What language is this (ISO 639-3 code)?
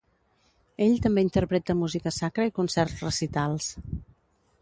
cat